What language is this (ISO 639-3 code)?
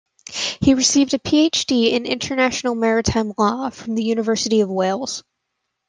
eng